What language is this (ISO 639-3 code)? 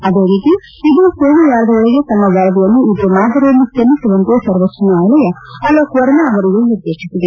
kan